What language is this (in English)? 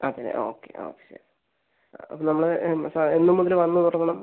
Malayalam